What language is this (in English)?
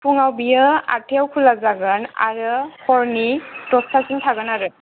Bodo